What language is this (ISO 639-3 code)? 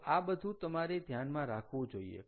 guj